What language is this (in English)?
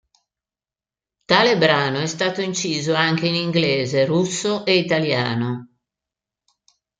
Italian